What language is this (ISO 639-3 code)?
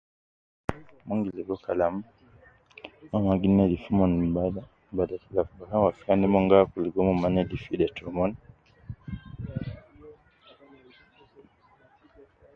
kcn